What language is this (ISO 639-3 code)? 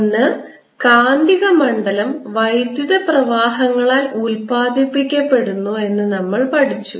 mal